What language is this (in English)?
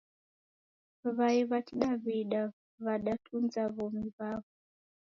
Taita